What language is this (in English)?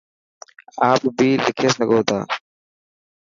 Dhatki